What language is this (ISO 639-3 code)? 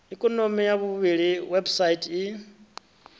ven